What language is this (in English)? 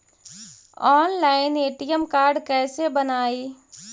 Magahi